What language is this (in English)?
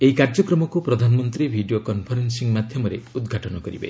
Odia